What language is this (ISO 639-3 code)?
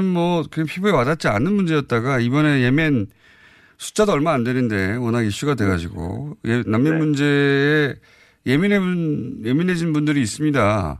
kor